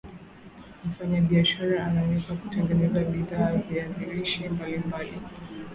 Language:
Swahili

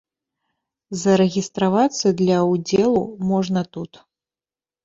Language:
Belarusian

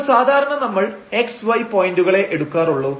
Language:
Malayalam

